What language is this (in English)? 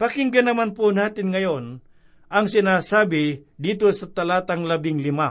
Filipino